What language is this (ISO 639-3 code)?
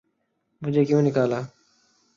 urd